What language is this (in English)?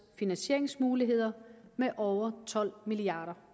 Danish